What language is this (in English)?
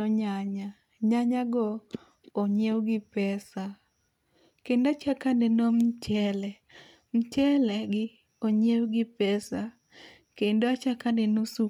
Luo (Kenya and Tanzania)